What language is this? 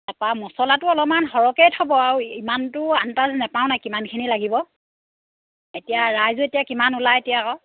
Assamese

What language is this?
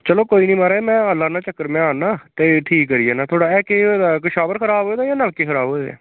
Dogri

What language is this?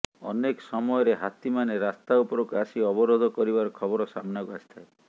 Odia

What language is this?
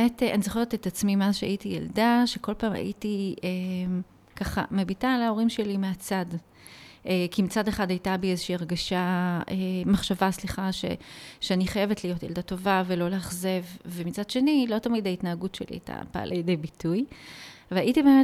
Hebrew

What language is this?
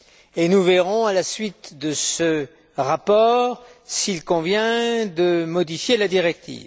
French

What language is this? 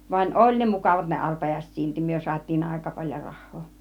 Finnish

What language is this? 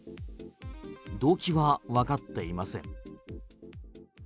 Japanese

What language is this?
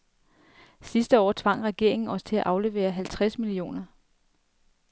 Danish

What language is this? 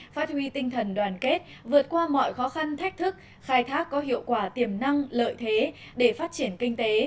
Vietnamese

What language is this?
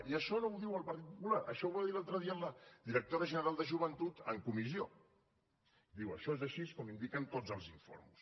Catalan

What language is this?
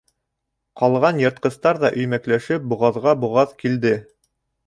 Bashkir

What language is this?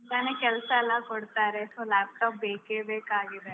Kannada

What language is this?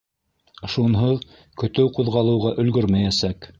Bashkir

